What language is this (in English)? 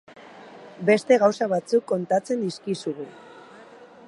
Basque